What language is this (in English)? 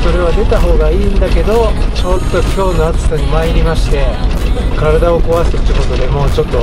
Japanese